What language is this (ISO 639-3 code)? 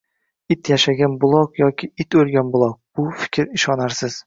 uzb